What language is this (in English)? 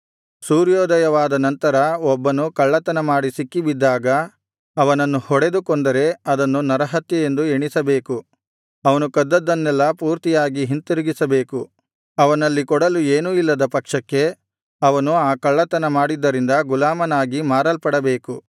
Kannada